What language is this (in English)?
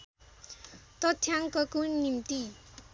Nepali